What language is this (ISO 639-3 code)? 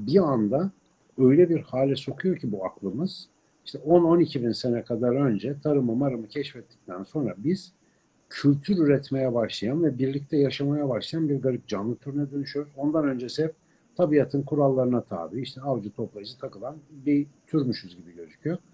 tur